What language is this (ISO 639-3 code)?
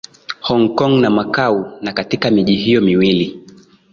swa